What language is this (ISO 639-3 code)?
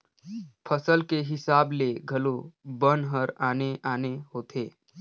hne